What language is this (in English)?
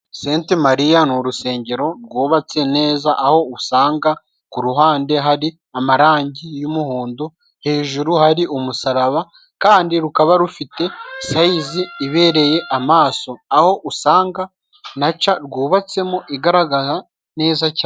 Kinyarwanda